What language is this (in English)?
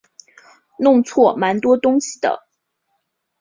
Chinese